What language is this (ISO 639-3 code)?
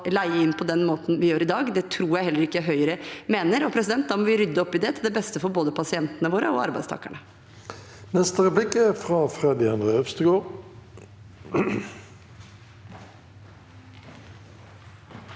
nor